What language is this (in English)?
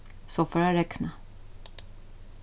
Faroese